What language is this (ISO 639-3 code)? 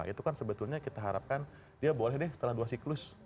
ind